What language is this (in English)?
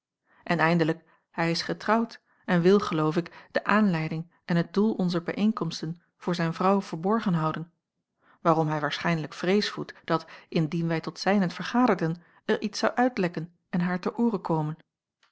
Dutch